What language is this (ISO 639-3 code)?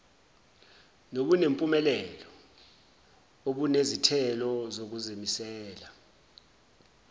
zul